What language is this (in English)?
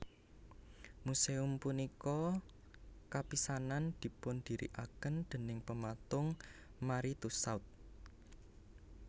Javanese